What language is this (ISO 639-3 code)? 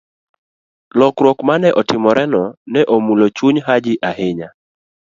luo